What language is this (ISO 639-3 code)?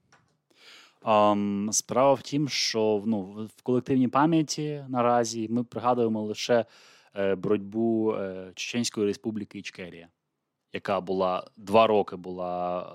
ukr